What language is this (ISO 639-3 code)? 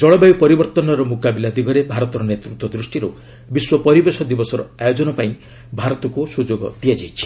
ori